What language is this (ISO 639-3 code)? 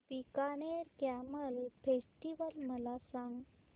mar